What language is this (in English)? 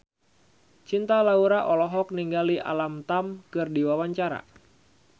Sundanese